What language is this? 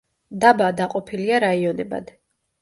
Georgian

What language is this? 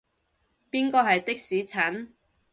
Cantonese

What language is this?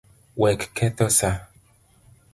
Luo (Kenya and Tanzania)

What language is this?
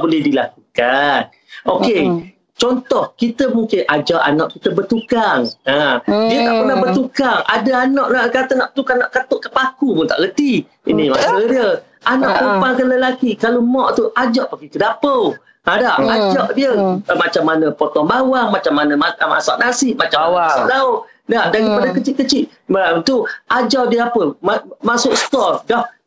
Malay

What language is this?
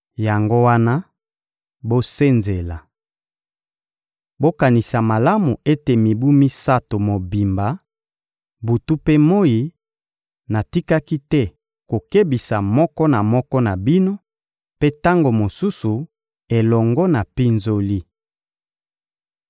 Lingala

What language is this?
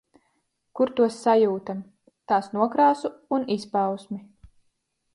Latvian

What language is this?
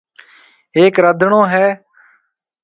Marwari (Pakistan)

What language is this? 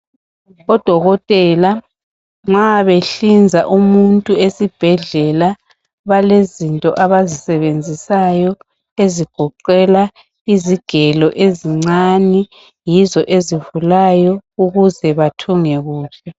North Ndebele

